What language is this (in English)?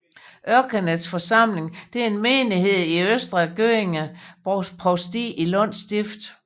Danish